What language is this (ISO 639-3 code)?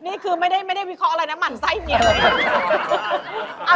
tha